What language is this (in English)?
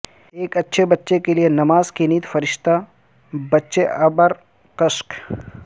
Urdu